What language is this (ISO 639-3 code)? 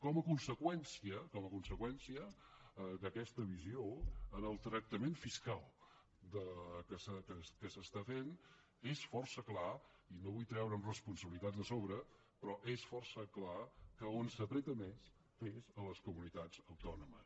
cat